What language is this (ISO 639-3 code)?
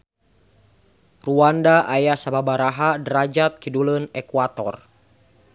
sun